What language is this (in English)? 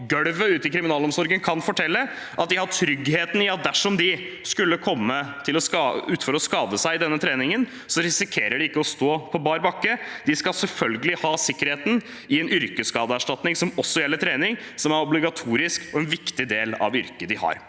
Norwegian